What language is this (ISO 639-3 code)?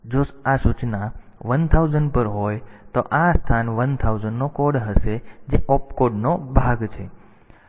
guj